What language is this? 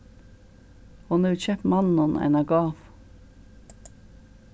Faroese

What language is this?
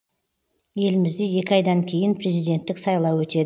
Kazakh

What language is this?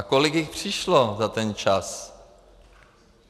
Czech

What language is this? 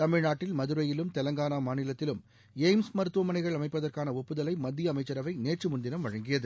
Tamil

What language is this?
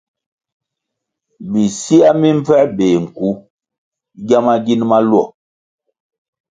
Kwasio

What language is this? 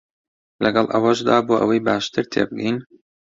Central Kurdish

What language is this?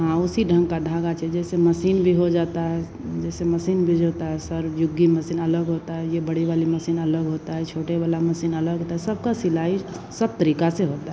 Hindi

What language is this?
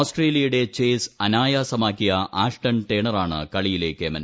Malayalam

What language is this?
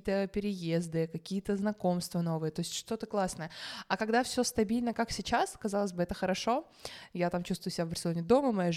Russian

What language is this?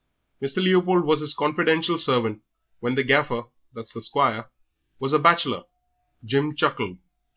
English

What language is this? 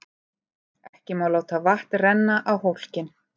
Icelandic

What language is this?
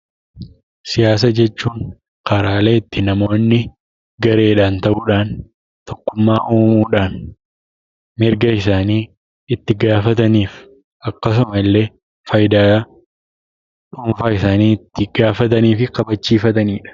Oromo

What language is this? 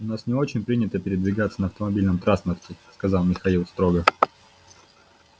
Russian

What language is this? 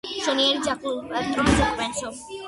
Georgian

